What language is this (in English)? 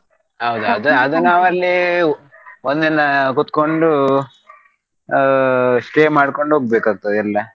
Kannada